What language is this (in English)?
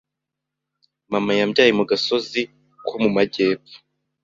Kinyarwanda